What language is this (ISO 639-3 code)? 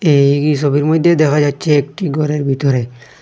ben